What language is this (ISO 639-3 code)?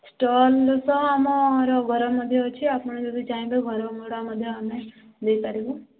ori